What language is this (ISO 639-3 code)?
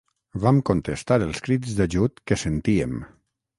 cat